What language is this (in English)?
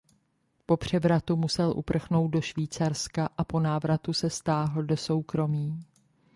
Czech